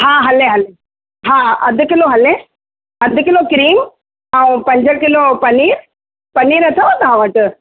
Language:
Sindhi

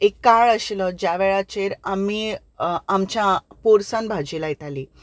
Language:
Konkani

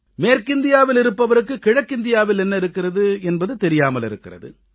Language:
Tamil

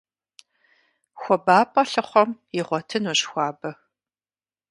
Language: Kabardian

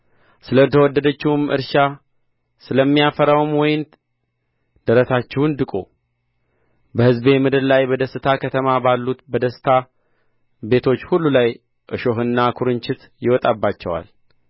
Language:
Amharic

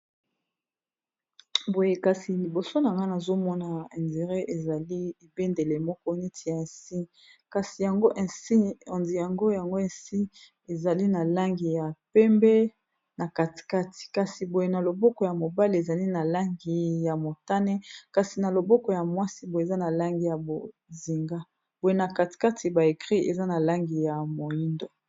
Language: Lingala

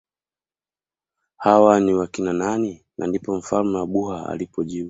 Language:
Swahili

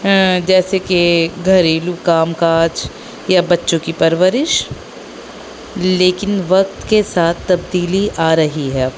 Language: Urdu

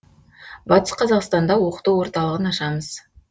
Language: Kazakh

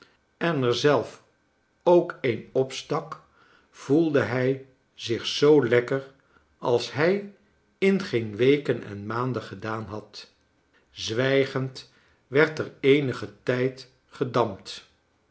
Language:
Dutch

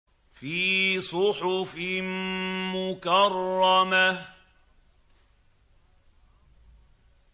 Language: Arabic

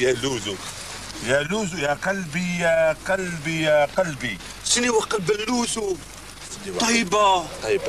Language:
Arabic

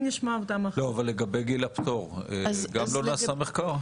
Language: Hebrew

